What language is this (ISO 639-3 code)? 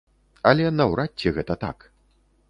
bel